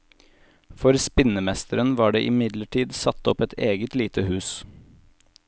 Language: Norwegian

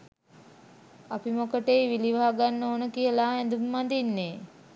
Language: Sinhala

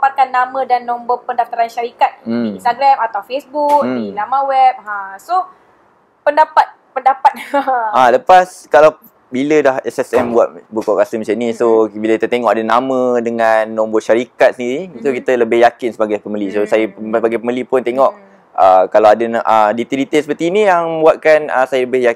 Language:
Malay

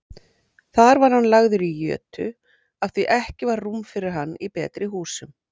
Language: Icelandic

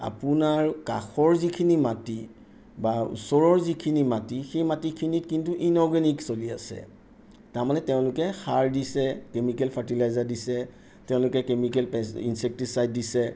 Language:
Assamese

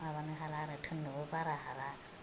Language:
Bodo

